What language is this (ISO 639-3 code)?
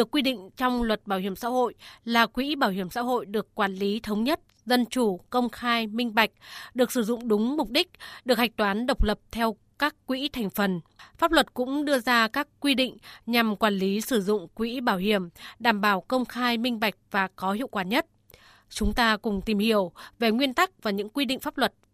vie